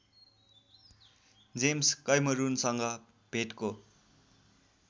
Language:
Nepali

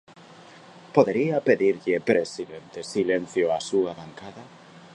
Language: Galician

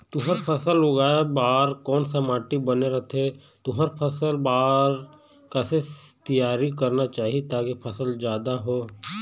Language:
Chhattisgarhi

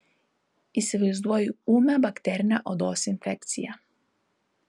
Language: Lithuanian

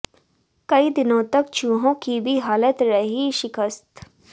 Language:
Hindi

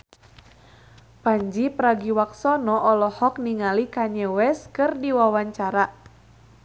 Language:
Sundanese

